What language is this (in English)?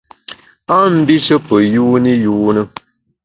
Bamun